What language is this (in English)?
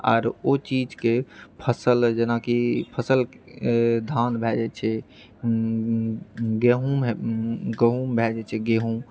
Maithili